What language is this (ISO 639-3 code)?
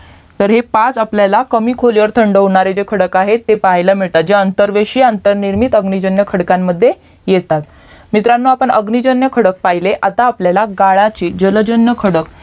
mar